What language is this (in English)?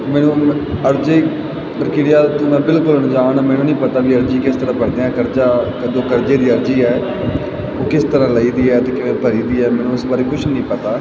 Punjabi